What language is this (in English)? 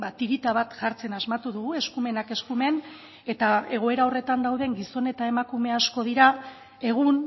Basque